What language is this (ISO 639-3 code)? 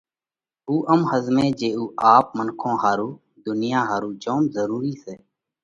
kvx